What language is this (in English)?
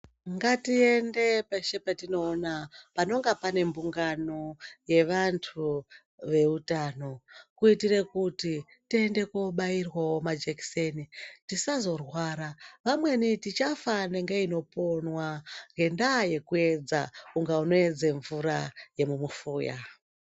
Ndau